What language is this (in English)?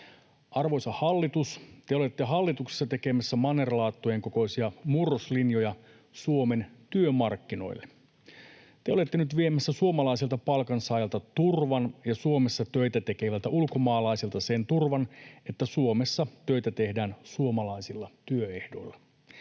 Finnish